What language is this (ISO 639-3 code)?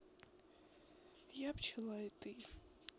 rus